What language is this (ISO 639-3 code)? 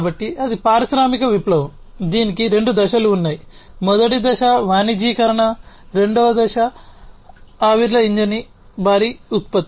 tel